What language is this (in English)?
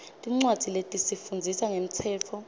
Swati